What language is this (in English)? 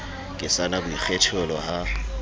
Southern Sotho